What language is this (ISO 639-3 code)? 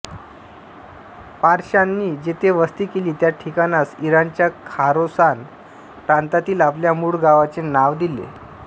mar